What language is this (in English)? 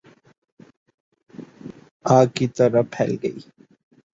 Urdu